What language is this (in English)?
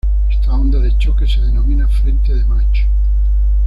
Spanish